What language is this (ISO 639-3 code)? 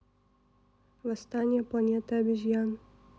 rus